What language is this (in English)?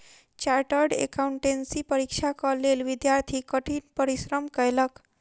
Maithili